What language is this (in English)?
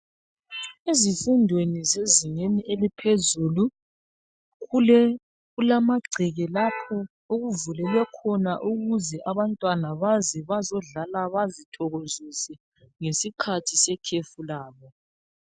North Ndebele